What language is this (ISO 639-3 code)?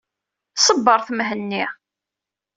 kab